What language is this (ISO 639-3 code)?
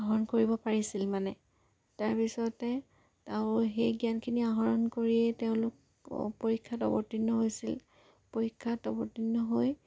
asm